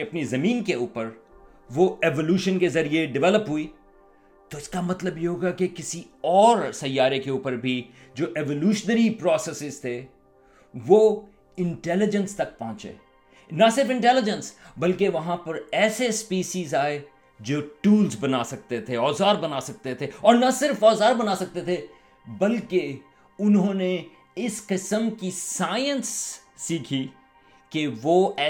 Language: Urdu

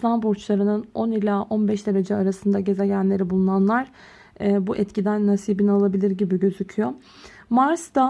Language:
Turkish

